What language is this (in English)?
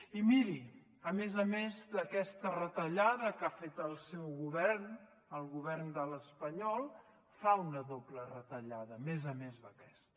Catalan